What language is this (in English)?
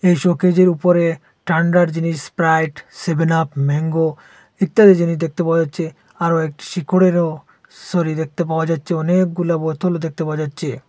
Bangla